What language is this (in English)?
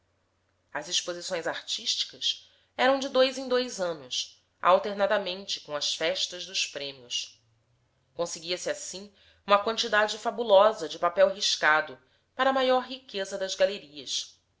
Portuguese